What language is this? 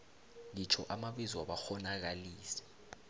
South Ndebele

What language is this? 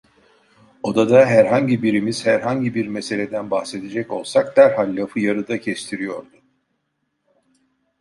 Turkish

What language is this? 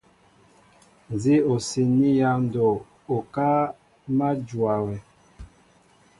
Mbo (Cameroon)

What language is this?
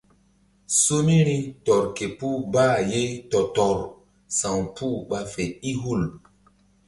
Mbum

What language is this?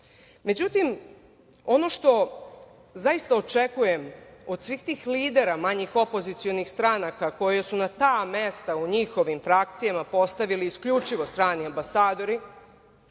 Serbian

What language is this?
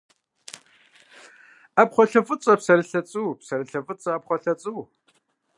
Kabardian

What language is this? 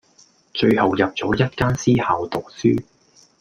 Cantonese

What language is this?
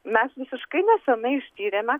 Lithuanian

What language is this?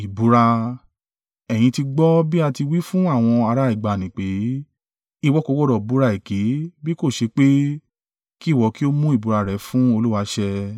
Yoruba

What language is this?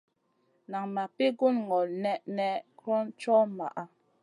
Masana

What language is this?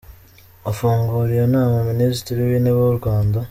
Kinyarwanda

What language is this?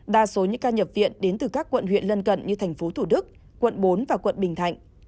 Vietnamese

